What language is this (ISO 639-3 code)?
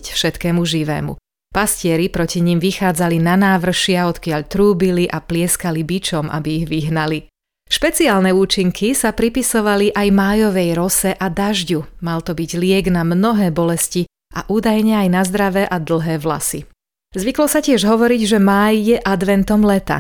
slk